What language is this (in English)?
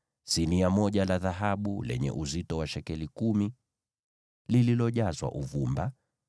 Swahili